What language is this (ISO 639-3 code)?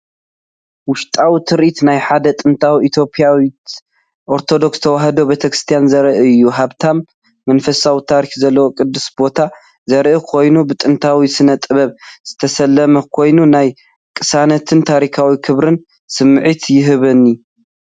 tir